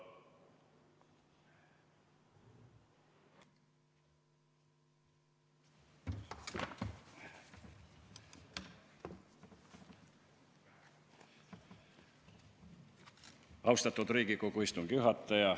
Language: Estonian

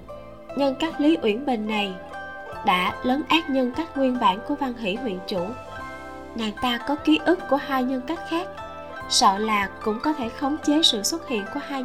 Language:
Vietnamese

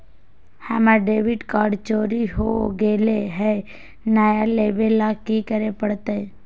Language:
Magahi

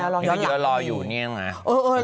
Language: Thai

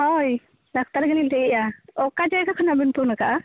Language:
Santali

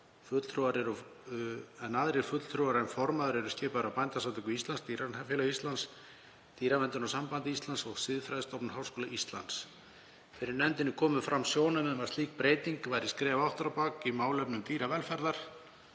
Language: Icelandic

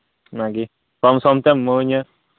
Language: Santali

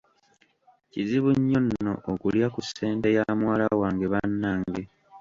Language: Ganda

